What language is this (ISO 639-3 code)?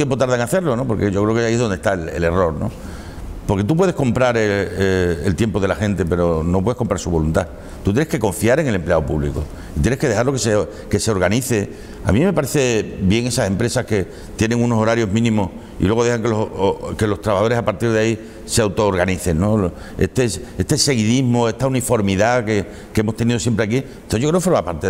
spa